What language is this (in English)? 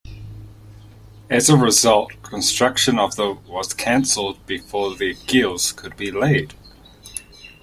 English